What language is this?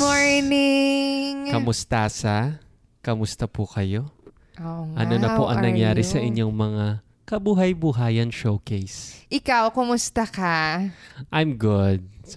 Filipino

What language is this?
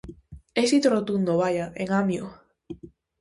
Galician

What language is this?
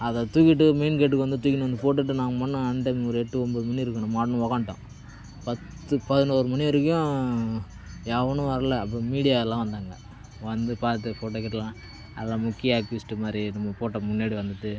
Tamil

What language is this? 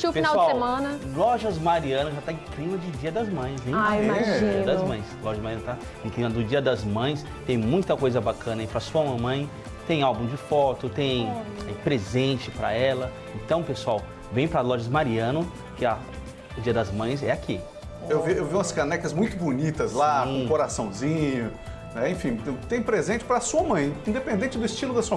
Portuguese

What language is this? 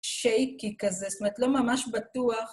Hebrew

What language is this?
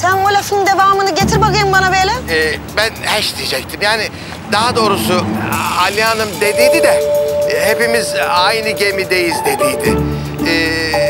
Turkish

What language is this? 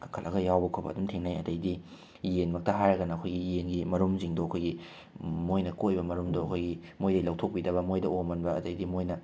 Manipuri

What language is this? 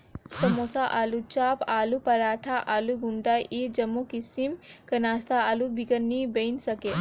Chhattisgarhi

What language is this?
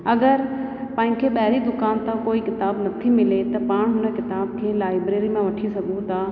Sindhi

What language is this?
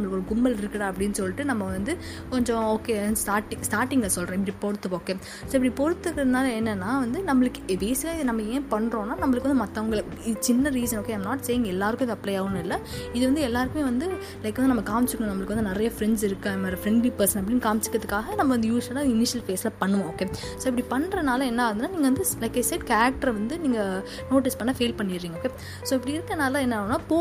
Tamil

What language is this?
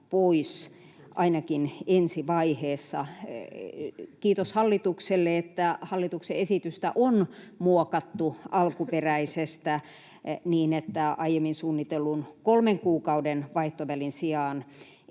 Finnish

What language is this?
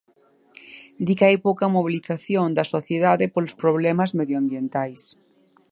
Galician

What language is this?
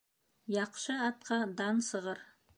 Bashkir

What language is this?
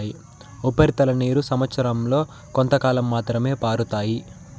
Telugu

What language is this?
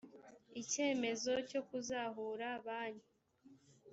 Kinyarwanda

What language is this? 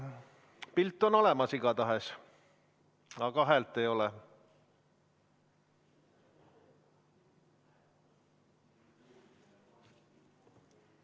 Estonian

